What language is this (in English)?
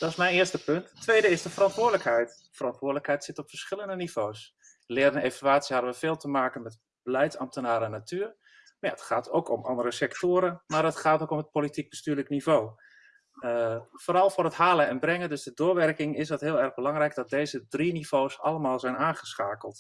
Dutch